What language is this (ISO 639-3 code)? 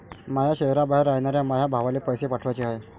mar